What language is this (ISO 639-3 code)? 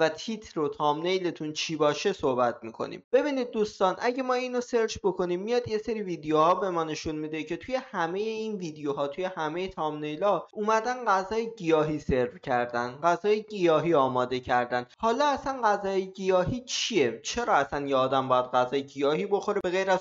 fas